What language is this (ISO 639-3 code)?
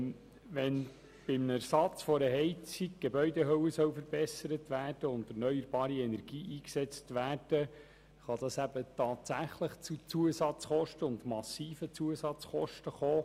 gsw